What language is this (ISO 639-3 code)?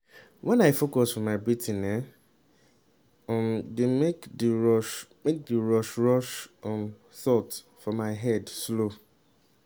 pcm